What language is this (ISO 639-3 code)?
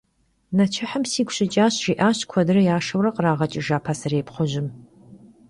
kbd